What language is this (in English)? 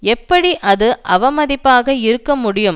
Tamil